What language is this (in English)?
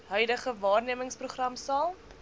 Afrikaans